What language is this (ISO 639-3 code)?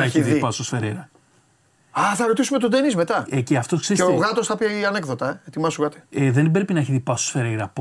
ell